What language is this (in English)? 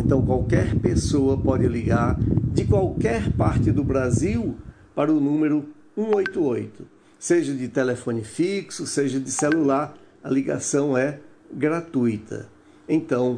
Portuguese